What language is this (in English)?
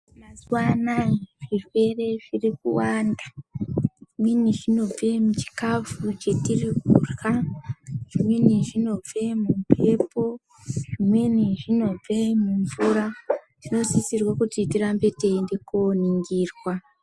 Ndau